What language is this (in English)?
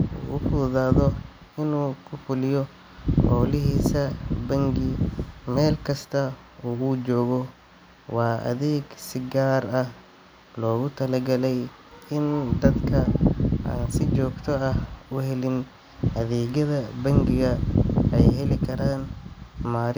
Somali